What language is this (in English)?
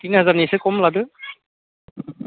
Bodo